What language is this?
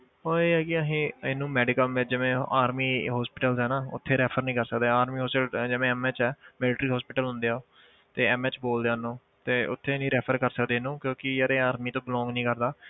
Punjabi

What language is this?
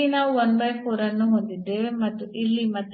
Kannada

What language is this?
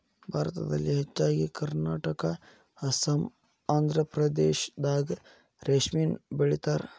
Kannada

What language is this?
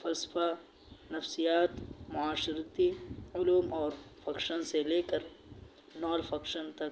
Urdu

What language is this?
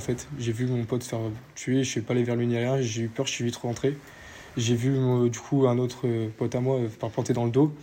French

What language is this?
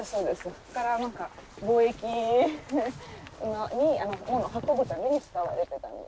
Japanese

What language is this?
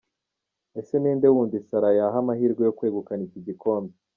Kinyarwanda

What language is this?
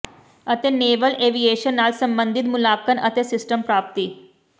Punjabi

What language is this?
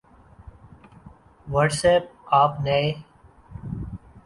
Urdu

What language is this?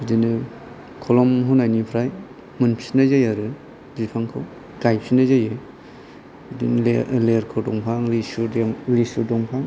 Bodo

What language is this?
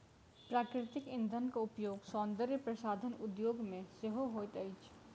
Maithili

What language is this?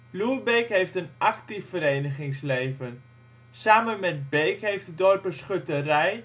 Dutch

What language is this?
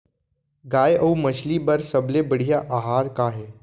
Chhattisgarhi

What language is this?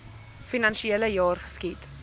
Afrikaans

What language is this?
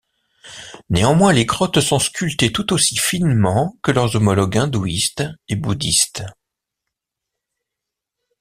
French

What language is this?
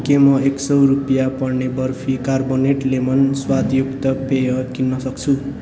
Nepali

